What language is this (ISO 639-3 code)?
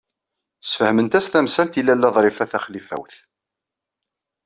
kab